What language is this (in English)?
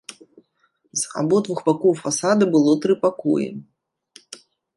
Belarusian